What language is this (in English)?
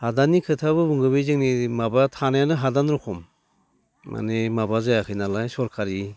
Bodo